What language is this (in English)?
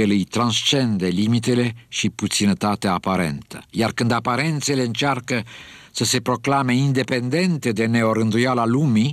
Romanian